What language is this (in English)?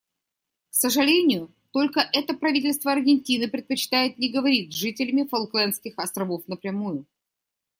Russian